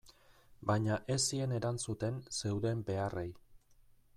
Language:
Basque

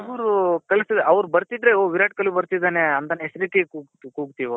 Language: Kannada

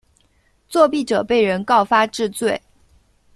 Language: Chinese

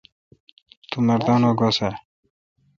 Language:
Kalkoti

